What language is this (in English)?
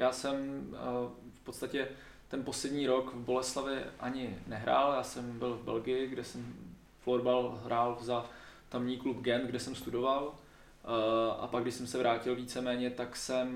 Czech